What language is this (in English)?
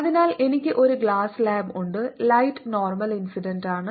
Malayalam